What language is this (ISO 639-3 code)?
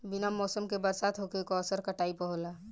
bho